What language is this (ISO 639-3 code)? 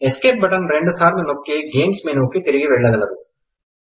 tel